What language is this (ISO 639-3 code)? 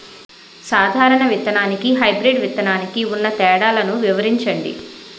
tel